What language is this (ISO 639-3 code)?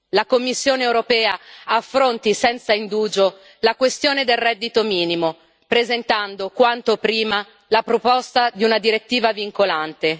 ita